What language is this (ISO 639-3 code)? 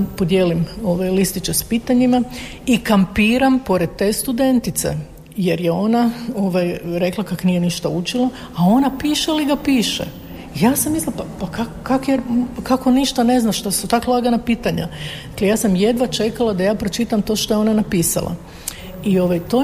hrv